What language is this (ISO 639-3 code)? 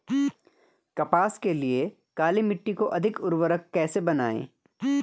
hin